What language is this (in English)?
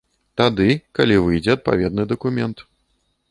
Belarusian